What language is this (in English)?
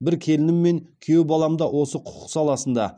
Kazakh